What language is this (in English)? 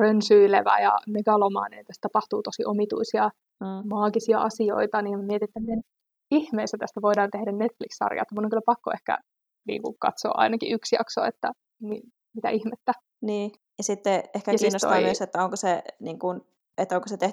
Finnish